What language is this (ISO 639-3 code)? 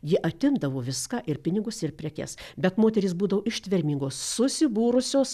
lit